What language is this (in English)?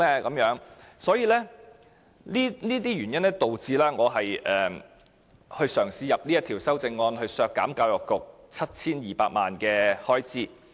Cantonese